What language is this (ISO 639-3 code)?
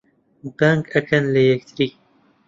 ckb